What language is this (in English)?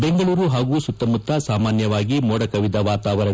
Kannada